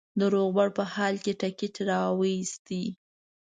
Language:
Pashto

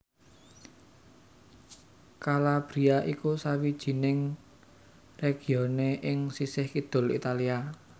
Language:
Javanese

